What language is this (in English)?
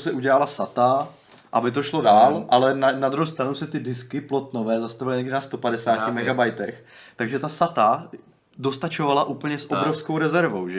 Czech